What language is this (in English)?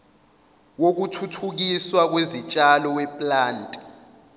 Zulu